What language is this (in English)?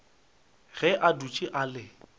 Northern Sotho